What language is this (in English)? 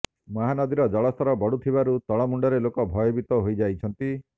Odia